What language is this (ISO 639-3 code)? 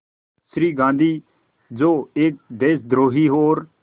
hin